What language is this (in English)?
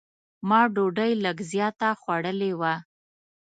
Pashto